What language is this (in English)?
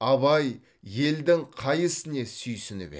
Kazakh